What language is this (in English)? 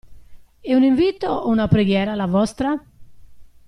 Italian